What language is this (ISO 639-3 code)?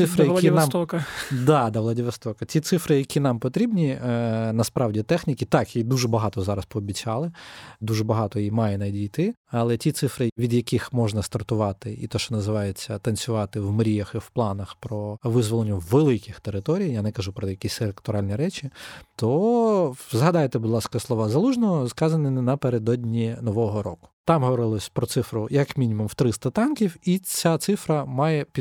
ukr